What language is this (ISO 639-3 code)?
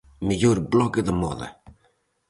glg